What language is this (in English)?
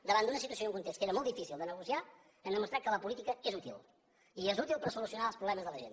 Catalan